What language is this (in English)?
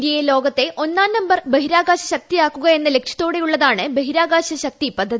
Malayalam